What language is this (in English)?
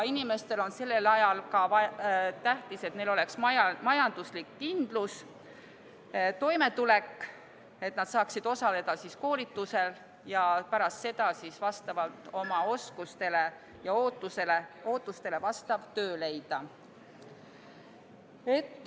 Estonian